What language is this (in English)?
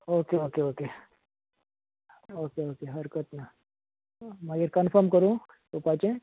Konkani